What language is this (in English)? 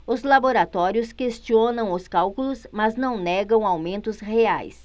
Portuguese